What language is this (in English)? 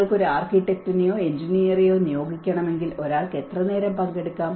Malayalam